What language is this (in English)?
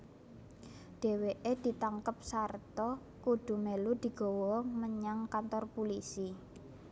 Javanese